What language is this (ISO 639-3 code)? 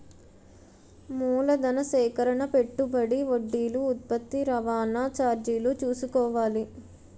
tel